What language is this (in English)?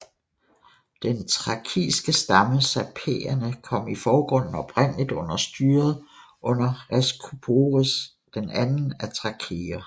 Danish